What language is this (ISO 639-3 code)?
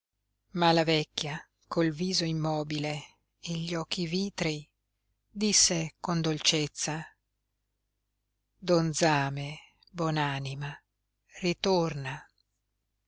ita